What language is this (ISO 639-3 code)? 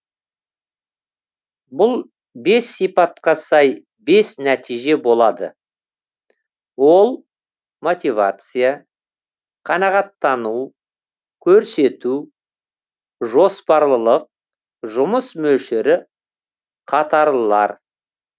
kaz